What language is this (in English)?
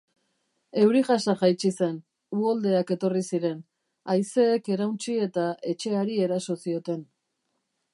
Basque